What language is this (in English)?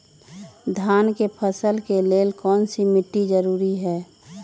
Magahi